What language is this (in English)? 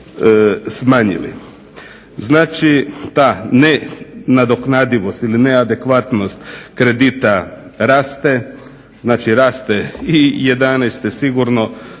Croatian